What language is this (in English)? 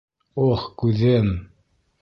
Bashkir